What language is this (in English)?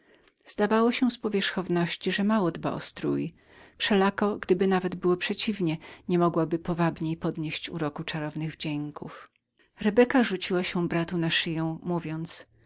Polish